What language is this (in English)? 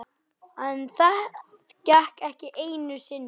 Icelandic